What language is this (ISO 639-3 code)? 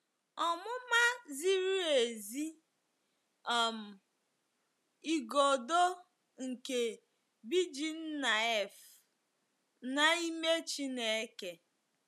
ibo